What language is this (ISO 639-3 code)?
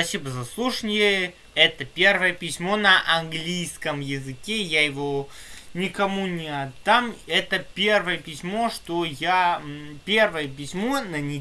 rus